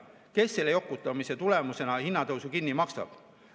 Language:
Estonian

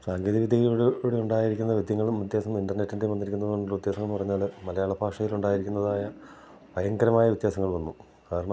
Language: Malayalam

